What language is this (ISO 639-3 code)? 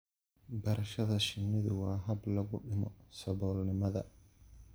som